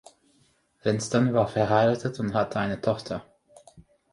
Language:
German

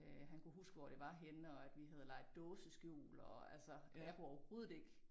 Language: Danish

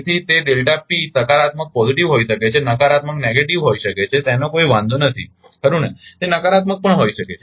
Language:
Gujarati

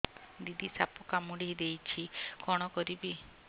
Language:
Odia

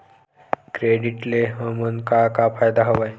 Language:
Chhattisgarhi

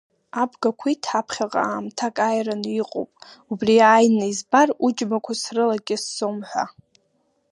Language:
Abkhazian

